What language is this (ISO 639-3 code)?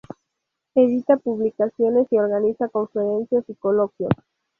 spa